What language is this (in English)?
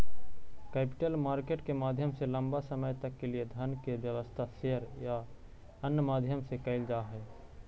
Magahi